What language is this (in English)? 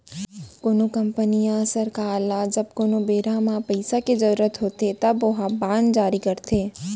Chhattisgarhi